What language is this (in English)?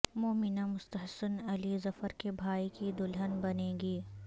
Urdu